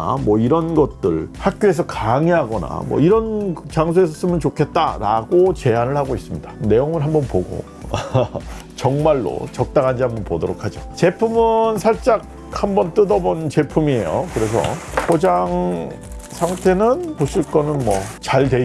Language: Korean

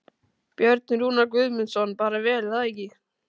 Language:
Icelandic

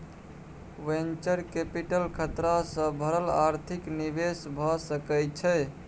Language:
Maithili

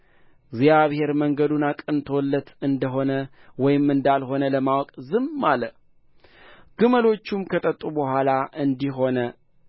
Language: Amharic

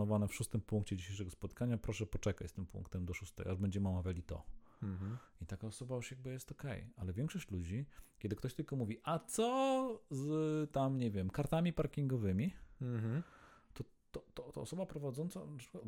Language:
Polish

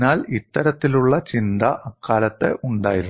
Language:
Malayalam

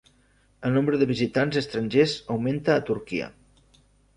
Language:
Catalan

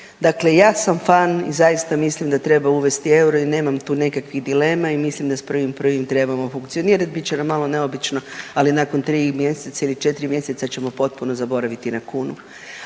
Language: Croatian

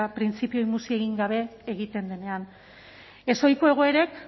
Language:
Basque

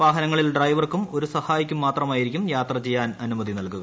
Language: Malayalam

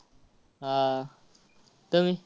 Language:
Marathi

